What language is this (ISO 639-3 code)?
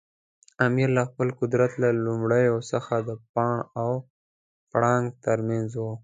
pus